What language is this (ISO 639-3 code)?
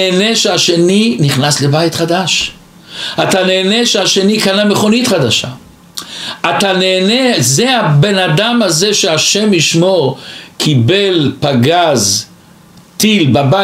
heb